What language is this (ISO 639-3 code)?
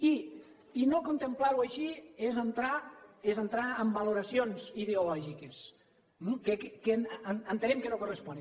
cat